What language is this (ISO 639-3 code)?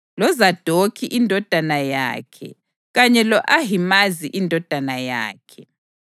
nde